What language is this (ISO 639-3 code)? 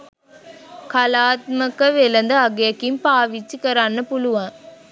sin